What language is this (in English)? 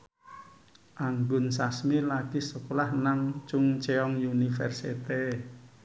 Javanese